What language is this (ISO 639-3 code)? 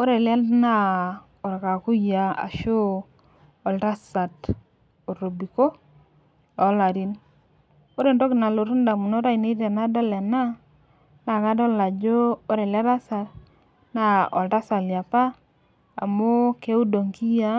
mas